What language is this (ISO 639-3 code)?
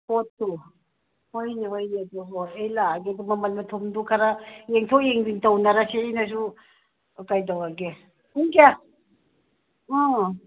mni